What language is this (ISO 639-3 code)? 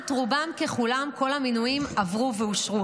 heb